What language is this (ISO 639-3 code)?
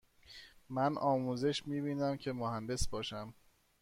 fas